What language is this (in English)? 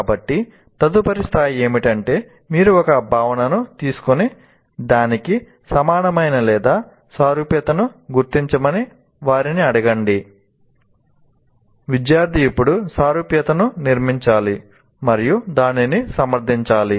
Telugu